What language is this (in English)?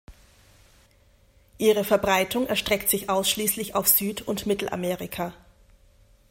German